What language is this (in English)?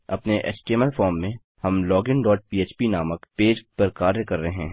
Hindi